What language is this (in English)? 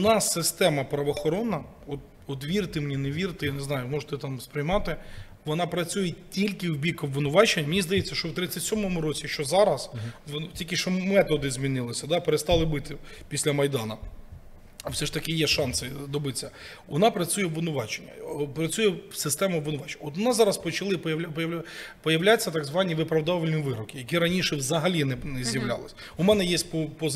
Ukrainian